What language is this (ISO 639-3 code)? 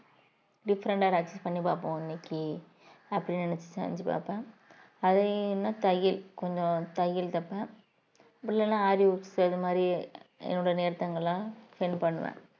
tam